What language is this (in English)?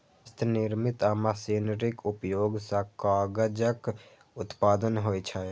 Maithili